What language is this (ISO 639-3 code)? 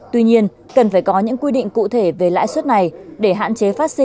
vie